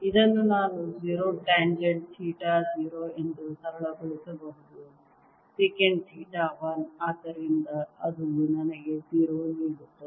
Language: Kannada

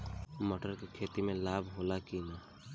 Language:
Bhojpuri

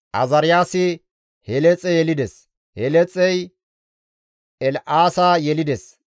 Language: Gamo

